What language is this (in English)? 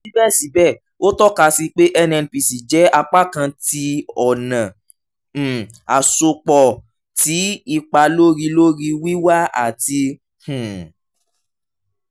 Yoruba